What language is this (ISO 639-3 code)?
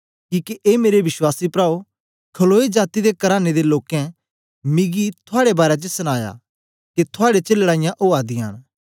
doi